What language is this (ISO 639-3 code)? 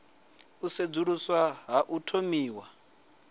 ven